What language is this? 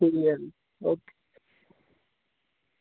Dogri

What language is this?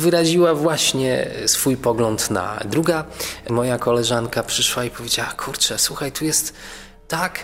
Polish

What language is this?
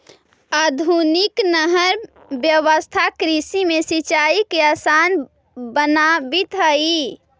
Magahi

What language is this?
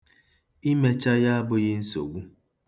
Igbo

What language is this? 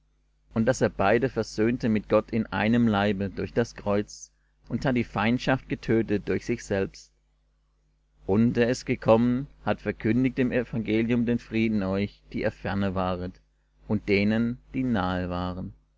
German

